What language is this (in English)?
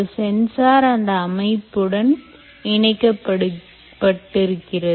Tamil